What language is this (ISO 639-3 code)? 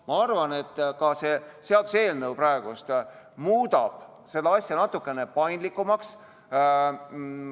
est